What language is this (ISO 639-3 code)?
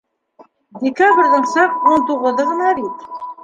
bak